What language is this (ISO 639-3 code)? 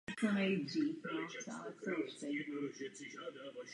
ces